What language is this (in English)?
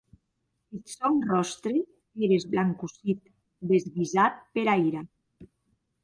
Occitan